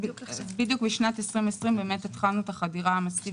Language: Hebrew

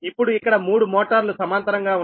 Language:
Telugu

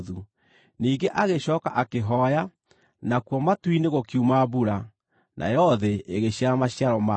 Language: Kikuyu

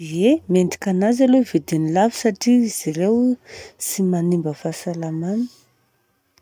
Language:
Southern Betsimisaraka Malagasy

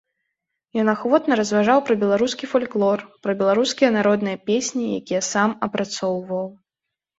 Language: Belarusian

